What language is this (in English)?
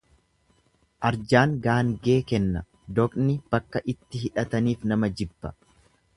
Oromo